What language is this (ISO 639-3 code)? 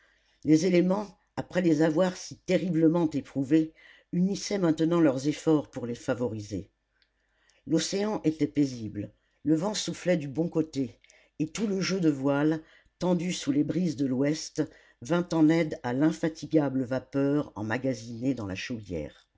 fra